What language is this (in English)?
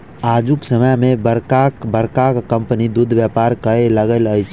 Maithili